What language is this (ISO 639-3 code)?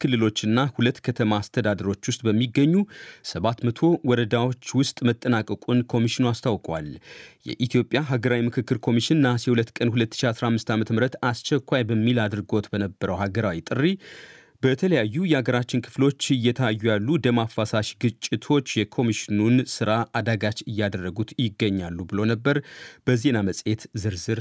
amh